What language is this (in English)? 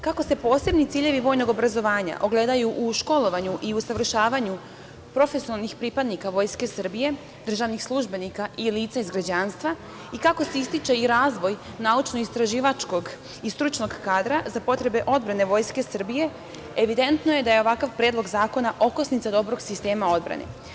Serbian